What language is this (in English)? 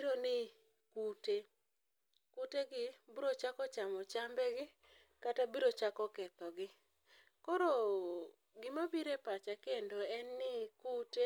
Luo (Kenya and Tanzania)